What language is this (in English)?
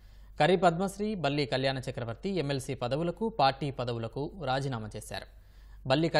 Telugu